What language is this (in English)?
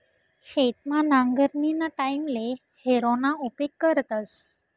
Marathi